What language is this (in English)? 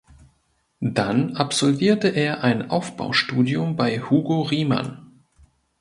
German